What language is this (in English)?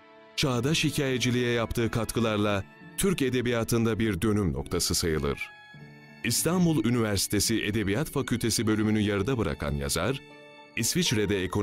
Turkish